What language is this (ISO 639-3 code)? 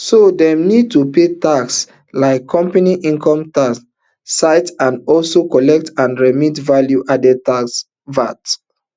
pcm